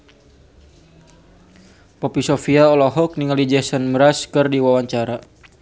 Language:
Sundanese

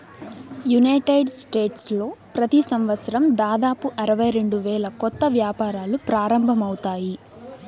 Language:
Telugu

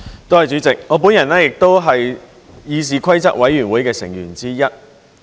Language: Cantonese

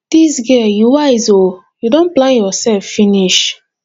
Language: Nigerian Pidgin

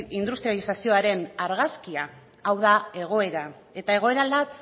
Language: Basque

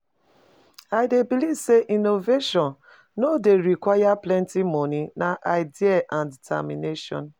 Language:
Nigerian Pidgin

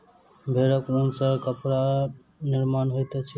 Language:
Maithili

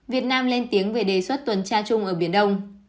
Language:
Vietnamese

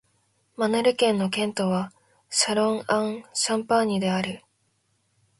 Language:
Japanese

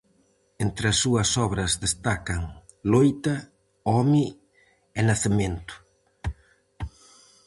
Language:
Galician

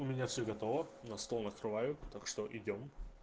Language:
Russian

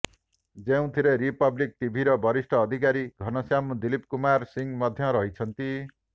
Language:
Odia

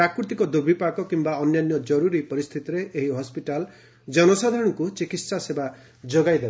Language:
Odia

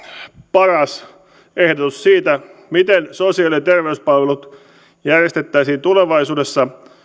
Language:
Finnish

